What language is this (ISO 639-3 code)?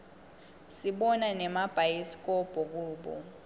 ssw